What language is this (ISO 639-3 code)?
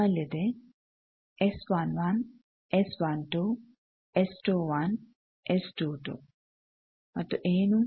kan